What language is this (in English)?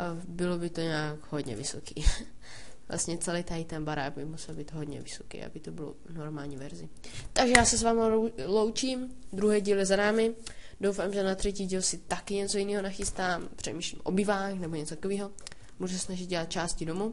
Czech